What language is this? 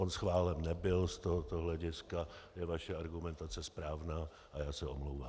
Czech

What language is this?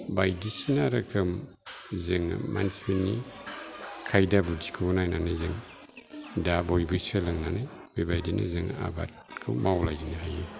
Bodo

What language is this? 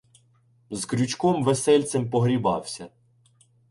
Ukrainian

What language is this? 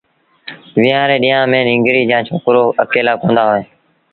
Sindhi Bhil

